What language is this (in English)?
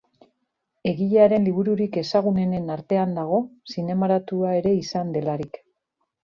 Basque